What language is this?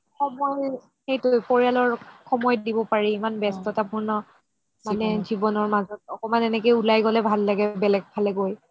Assamese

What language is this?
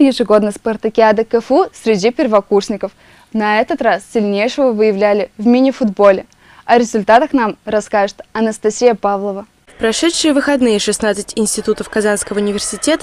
Russian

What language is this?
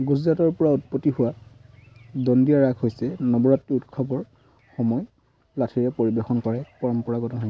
Assamese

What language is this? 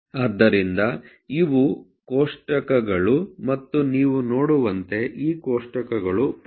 Kannada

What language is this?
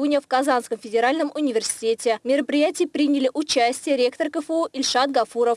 Russian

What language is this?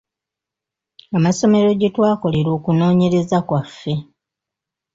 Ganda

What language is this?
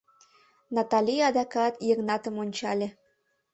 Mari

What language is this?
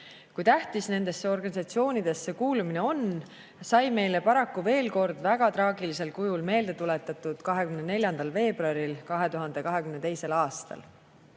Estonian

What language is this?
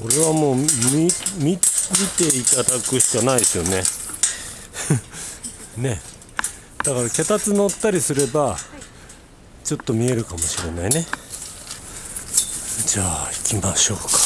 Japanese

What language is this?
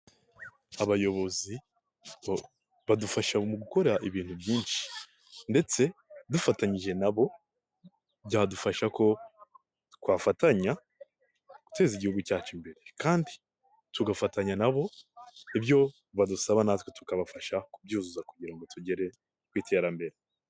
Kinyarwanda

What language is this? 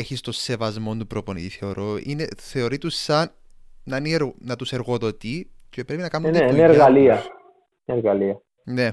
Greek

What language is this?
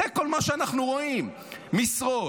Hebrew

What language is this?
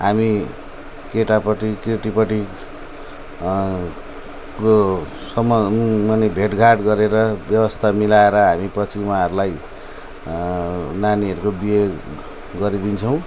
Nepali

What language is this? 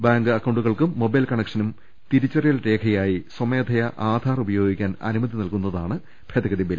Malayalam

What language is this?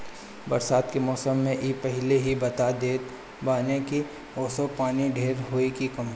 Bhojpuri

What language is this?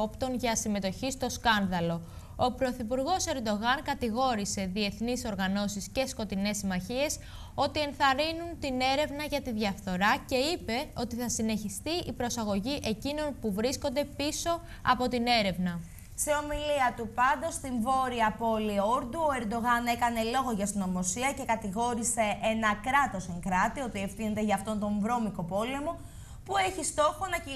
Greek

